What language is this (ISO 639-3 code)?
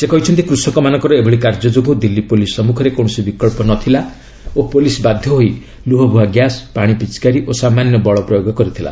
ori